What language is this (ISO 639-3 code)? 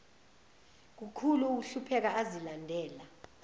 zul